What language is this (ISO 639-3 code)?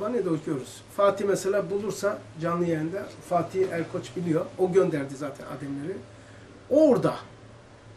tur